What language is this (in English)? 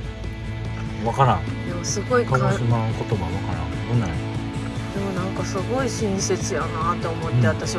Japanese